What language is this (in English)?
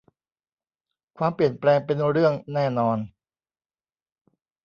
Thai